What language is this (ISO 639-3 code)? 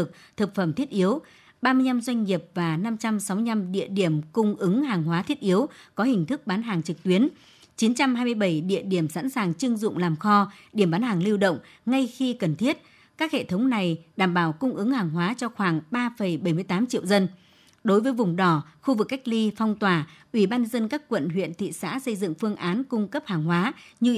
vie